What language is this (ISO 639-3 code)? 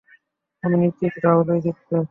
ben